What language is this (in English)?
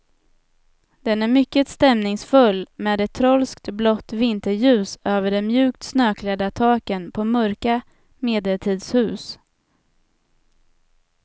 Swedish